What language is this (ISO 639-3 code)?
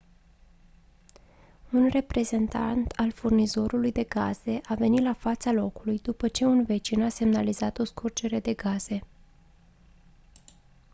ron